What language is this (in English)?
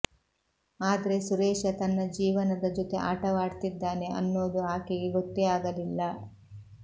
Kannada